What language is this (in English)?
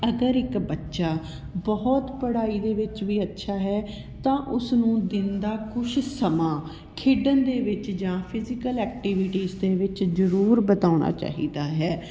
Punjabi